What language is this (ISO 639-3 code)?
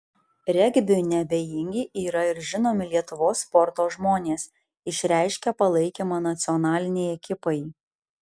lit